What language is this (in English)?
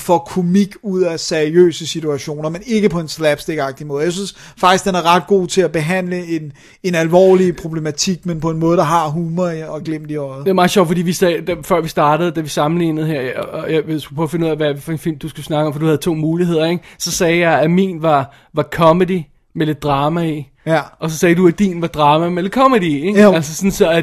Danish